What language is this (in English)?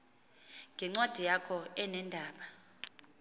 Xhosa